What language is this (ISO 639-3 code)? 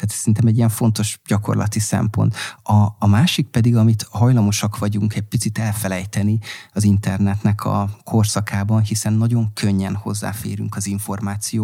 hun